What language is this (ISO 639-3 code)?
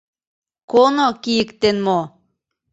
chm